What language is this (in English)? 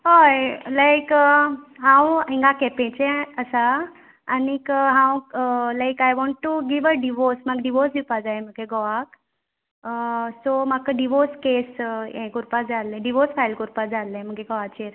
Konkani